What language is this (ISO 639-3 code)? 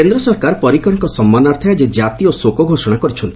ori